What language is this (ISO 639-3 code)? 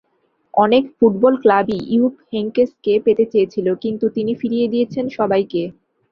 ben